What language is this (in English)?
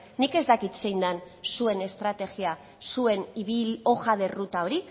Basque